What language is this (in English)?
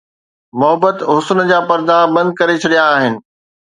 Sindhi